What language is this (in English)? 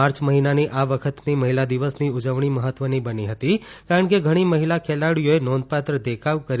Gujarati